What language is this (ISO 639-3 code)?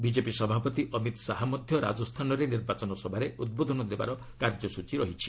ori